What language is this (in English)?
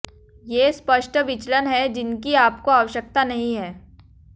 Hindi